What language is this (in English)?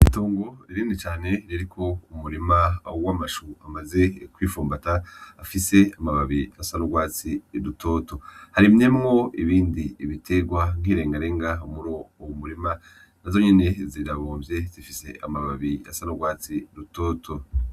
Rundi